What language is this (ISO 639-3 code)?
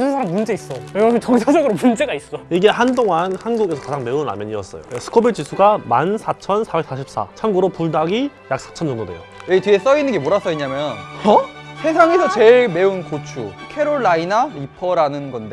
kor